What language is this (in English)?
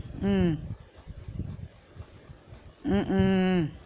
Tamil